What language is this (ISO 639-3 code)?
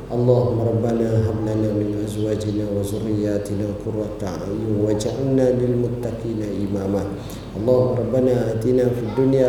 msa